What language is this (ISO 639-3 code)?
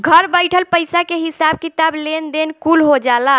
bho